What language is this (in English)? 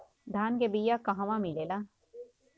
Bhojpuri